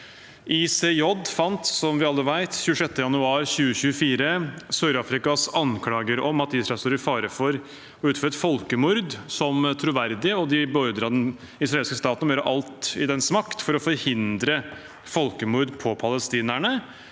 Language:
Norwegian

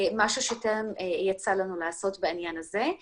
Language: Hebrew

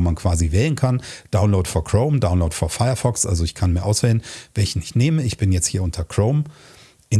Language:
German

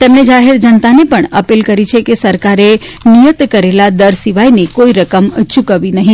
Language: Gujarati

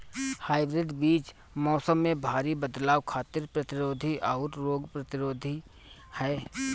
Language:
Bhojpuri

